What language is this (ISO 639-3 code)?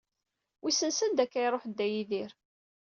kab